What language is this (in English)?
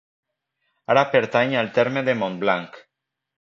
Catalan